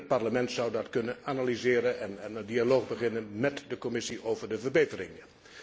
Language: Dutch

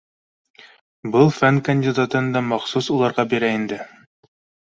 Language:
Bashkir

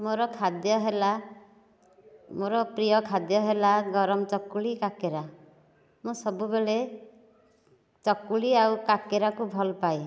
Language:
Odia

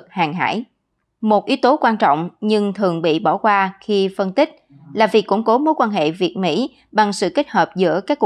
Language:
Vietnamese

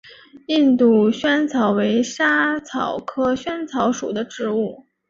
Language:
Chinese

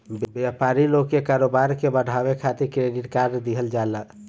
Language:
Bhojpuri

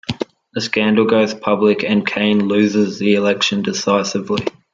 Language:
English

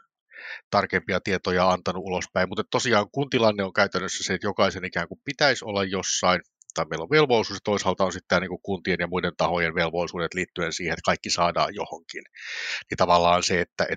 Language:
Finnish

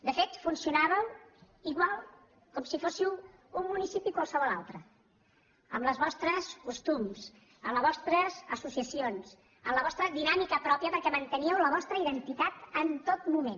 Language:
Catalan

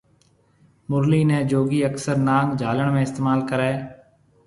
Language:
Marwari (Pakistan)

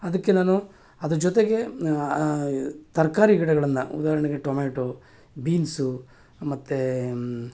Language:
Kannada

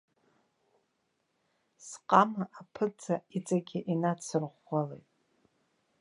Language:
Abkhazian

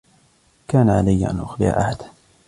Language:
Arabic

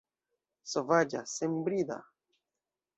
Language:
Esperanto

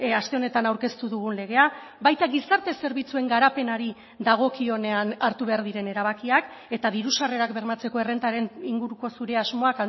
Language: Basque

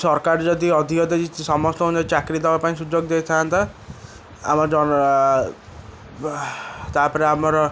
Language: Odia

